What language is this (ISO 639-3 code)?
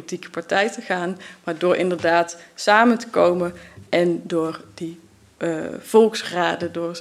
nld